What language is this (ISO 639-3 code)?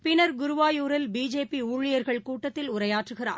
tam